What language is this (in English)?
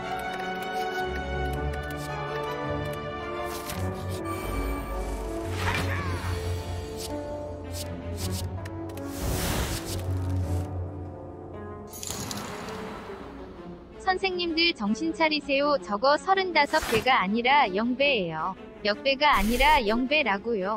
Korean